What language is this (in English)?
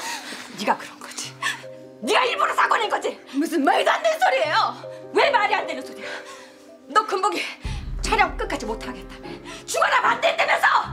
Korean